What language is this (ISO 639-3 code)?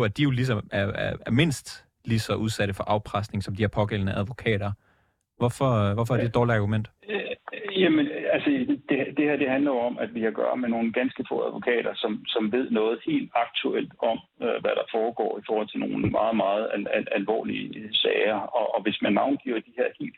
dan